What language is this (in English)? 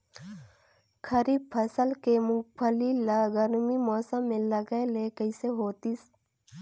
Chhattisgarhi